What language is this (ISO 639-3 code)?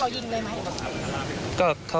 tha